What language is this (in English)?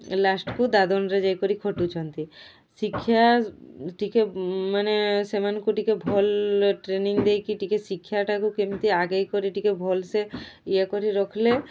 Odia